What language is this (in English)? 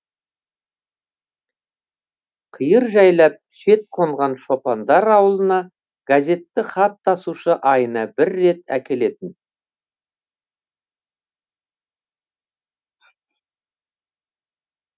Kazakh